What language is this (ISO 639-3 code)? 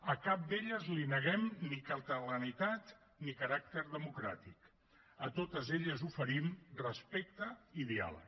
cat